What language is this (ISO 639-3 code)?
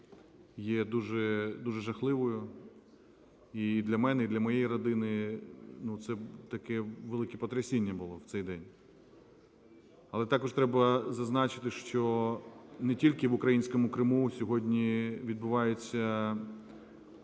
ukr